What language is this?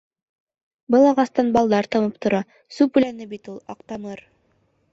Bashkir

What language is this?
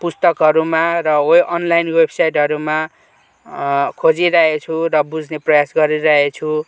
Nepali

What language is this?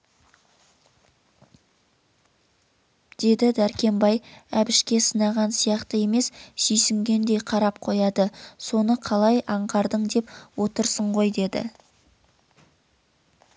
Kazakh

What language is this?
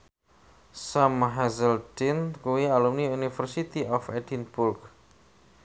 Javanese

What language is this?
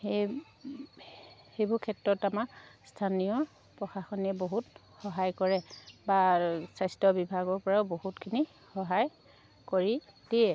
Assamese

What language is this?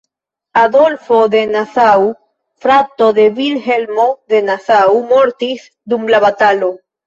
Esperanto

